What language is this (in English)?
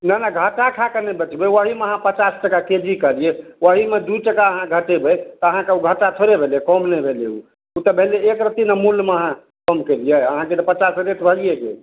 Maithili